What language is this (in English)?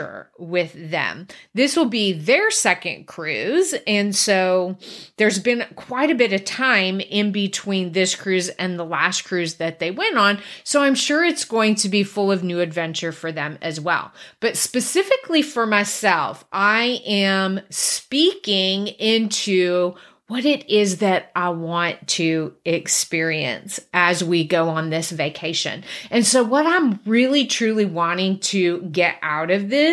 English